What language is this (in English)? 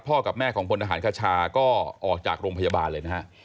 Thai